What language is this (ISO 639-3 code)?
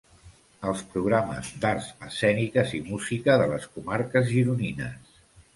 cat